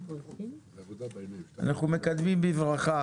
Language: Hebrew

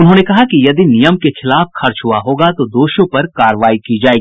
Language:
Hindi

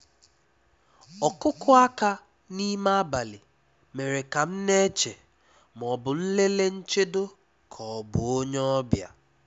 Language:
Igbo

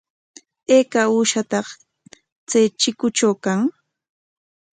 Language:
Corongo Ancash Quechua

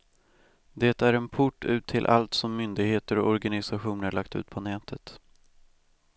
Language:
Swedish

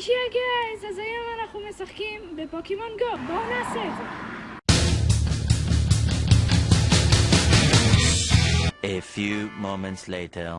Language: French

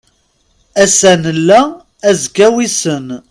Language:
Kabyle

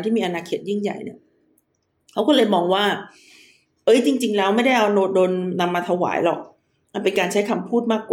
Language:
Thai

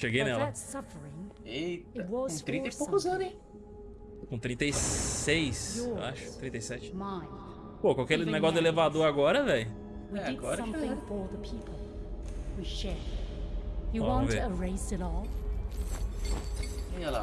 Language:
Portuguese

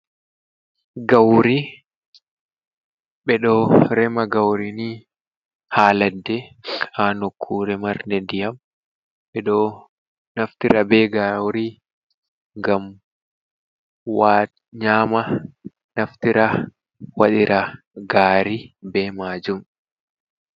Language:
Fula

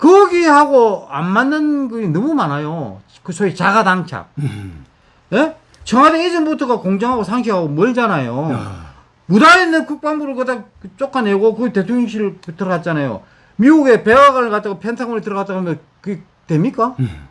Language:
Korean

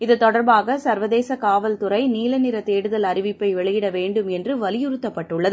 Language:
Tamil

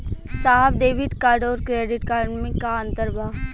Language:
Bhojpuri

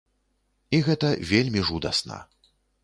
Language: Belarusian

